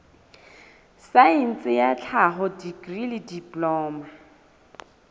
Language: Southern Sotho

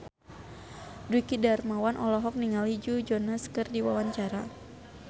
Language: Sundanese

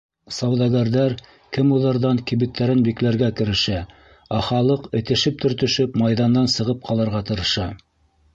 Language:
Bashkir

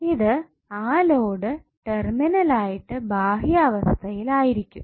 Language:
Malayalam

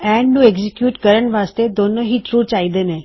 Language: Punjabi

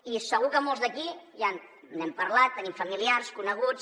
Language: Catalan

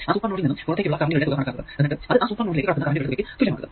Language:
Malayalam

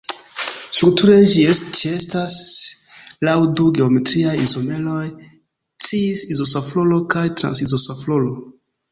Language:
Esperanto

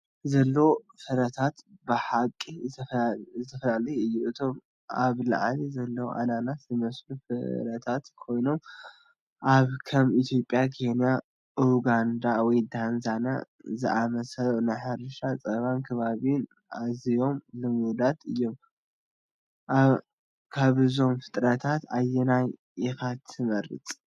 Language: Tigrinya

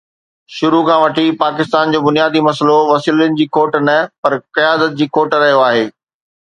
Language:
Sindhi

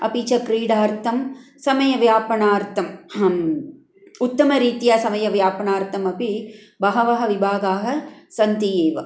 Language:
Sanskrit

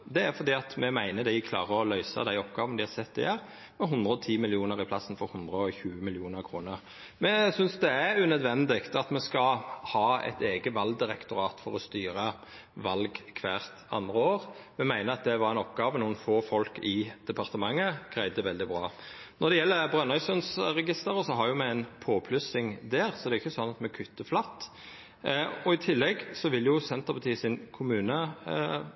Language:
Norwegian Nynorsk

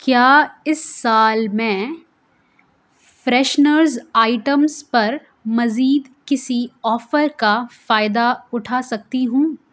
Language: Urdu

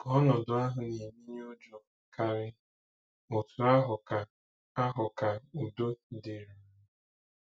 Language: Igbo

